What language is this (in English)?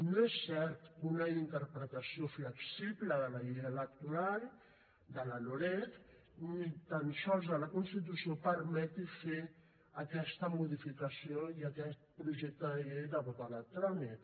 Catalan